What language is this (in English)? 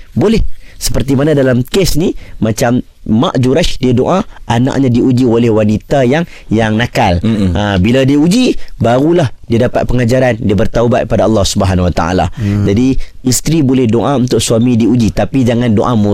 Malay